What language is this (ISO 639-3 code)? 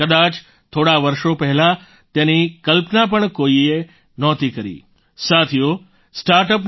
guj